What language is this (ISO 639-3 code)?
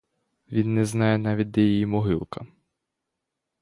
ukr